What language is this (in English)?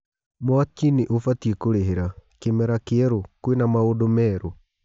Kikuyu